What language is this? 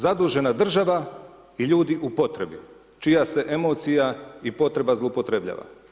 Croatian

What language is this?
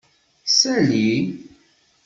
Kabyle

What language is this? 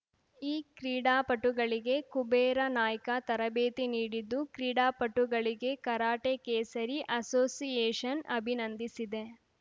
Kannada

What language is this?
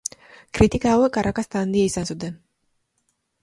Basque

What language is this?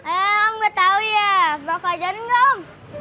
Indonesian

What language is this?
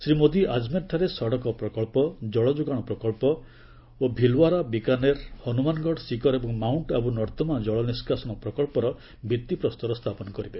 Odia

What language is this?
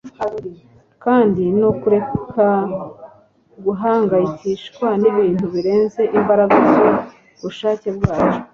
Kinyarwanda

